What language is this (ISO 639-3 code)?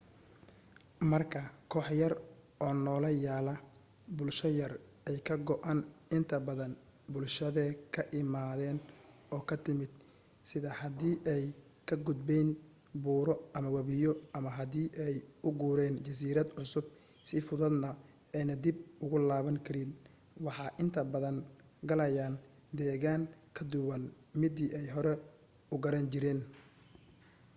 som